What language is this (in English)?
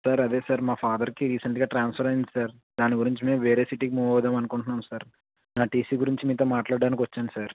Telugu